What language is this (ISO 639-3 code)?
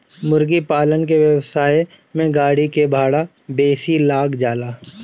bho